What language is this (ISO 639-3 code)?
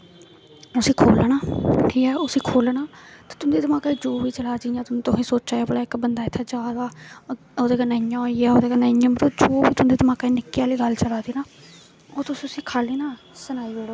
doi